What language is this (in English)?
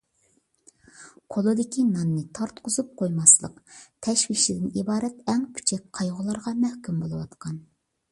Uyghur